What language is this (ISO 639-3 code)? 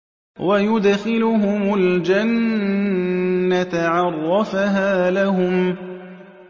ara